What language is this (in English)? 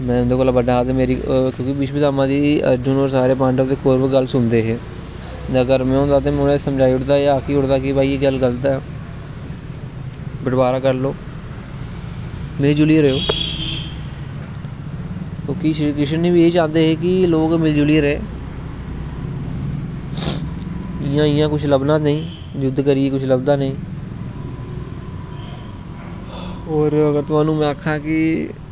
Dogri